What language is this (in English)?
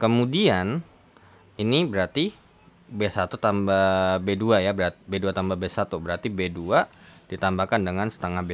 Indonesian